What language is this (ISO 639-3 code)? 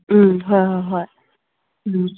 mni